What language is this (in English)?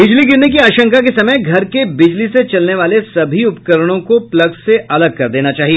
Hindi